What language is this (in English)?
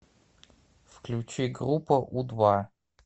Russian